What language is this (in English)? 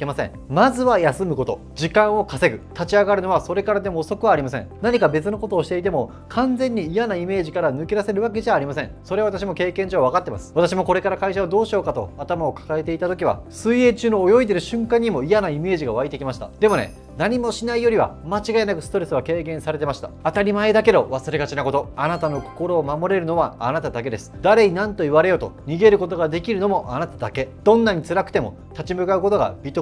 Japanese